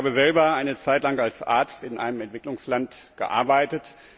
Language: German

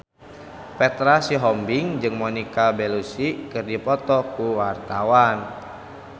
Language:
Sundanese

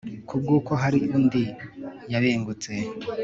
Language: Kinyarwanda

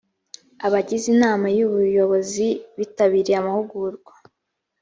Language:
Kinyarwanda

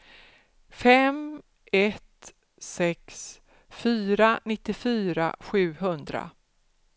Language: Swedish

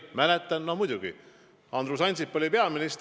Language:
Estonian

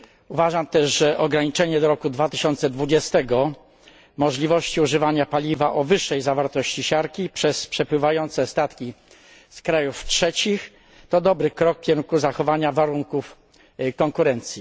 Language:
Polish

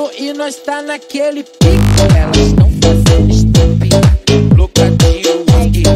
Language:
Romanian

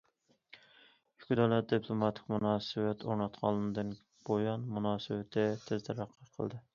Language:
Uyghur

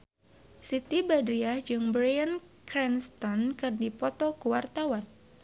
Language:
Sundanese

